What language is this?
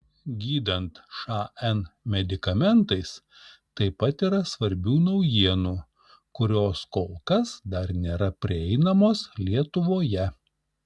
Lithuanian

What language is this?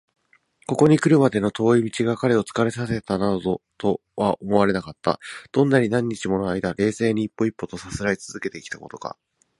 Japanese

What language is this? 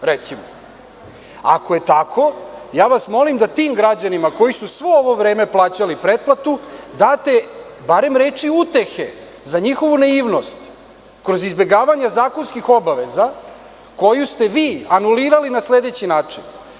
Serbian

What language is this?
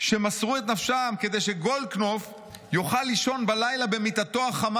Hebrew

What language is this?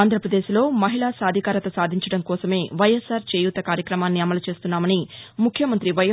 Telugu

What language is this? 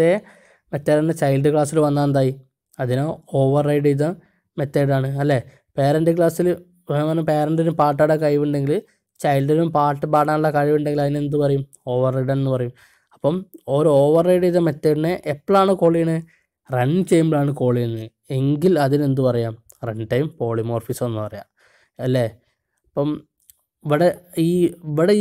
Malayalam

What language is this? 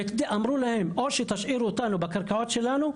Hebrew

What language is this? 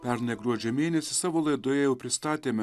Lithuanian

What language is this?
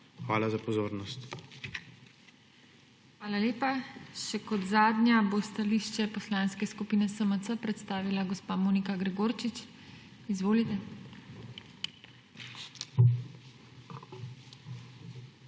Slovenian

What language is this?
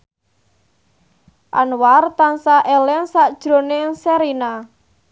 Javanese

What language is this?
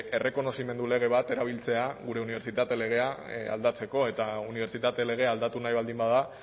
Basque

